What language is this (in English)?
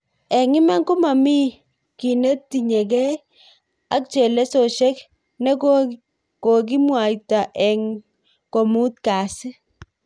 Kalenjin